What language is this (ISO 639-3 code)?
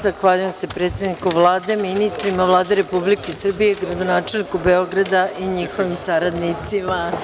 srp